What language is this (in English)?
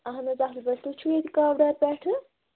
Kashmiri